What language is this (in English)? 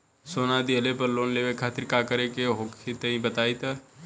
Bhojpuri